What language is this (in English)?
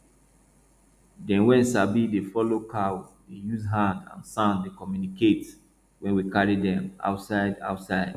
Nigerian Pidgin